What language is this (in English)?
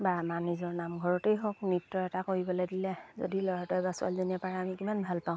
Assamese